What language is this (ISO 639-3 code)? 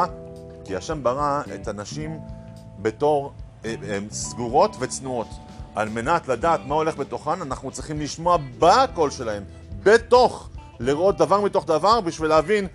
heb